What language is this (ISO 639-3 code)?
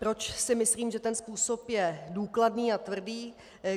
ces